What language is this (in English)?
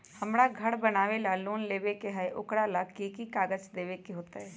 Magahi